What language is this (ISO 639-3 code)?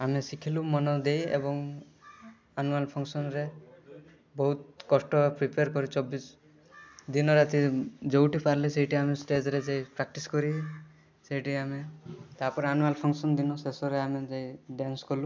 ori